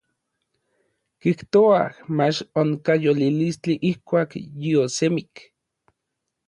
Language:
Orizaba Nahuatl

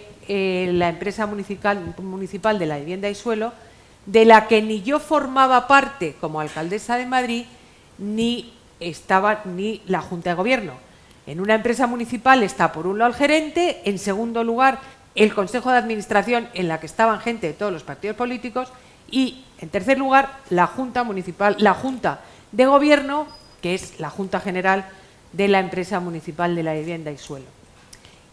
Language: Spanish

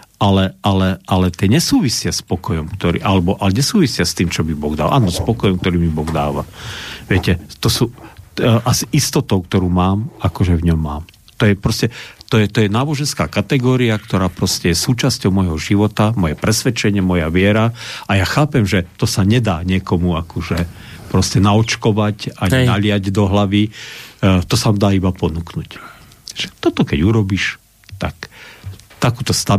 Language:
Slovak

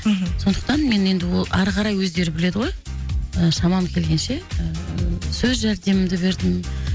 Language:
Kazakh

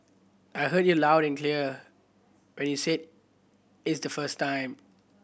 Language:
English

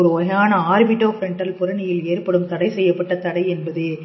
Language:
Tamil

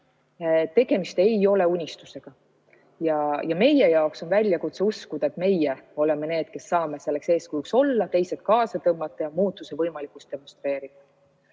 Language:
Estonian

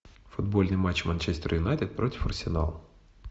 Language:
Russian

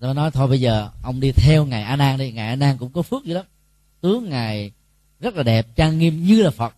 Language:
Vietnamese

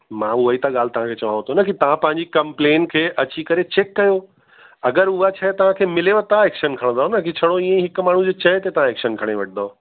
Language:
Sindhi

